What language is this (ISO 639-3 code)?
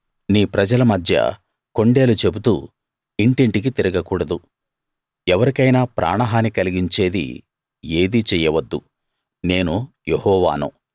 tel